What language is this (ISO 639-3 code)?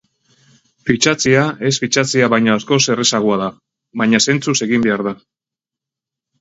eus